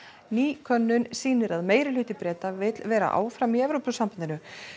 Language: Icelandic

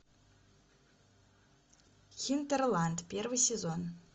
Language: Russian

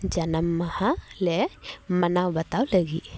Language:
Santali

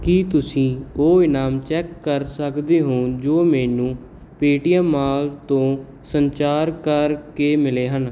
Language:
Punjabi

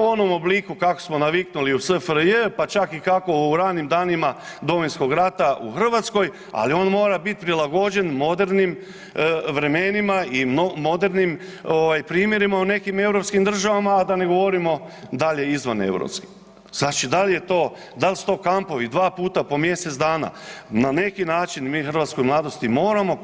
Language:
Croatian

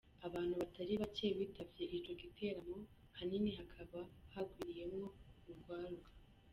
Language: Kinyarwanda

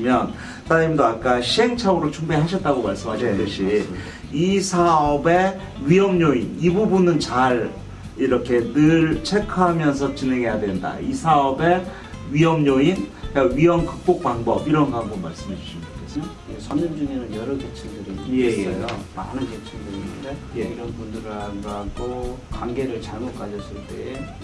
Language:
Korean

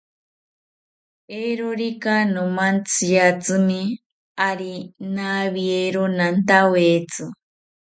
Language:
South Ucayali Ashéninka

